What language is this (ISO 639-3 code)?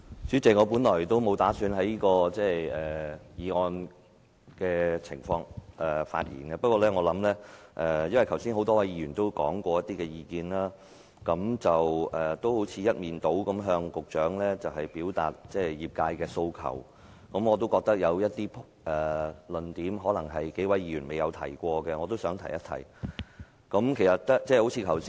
yue